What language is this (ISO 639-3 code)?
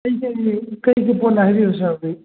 mni